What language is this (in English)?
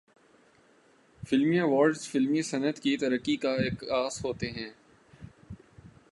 Urdu